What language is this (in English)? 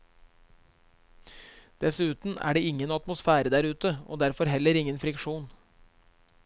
Norwegian